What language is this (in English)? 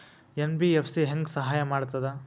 Kannada